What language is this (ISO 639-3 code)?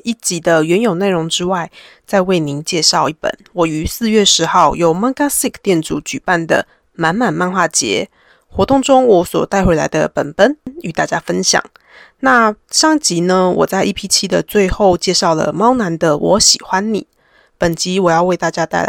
zho